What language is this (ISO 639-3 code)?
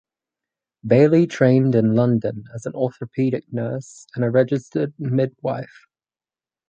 eng